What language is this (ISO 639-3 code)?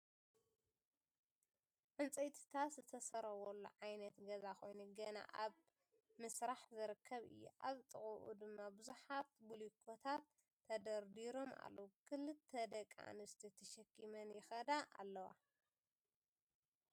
tir